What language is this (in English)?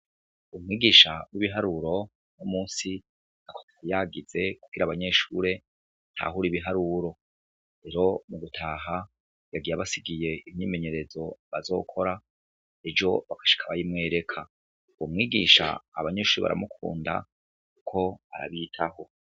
Rundi